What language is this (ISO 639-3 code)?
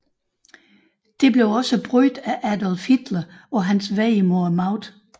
dan